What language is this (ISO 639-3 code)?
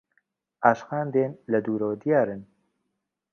ckb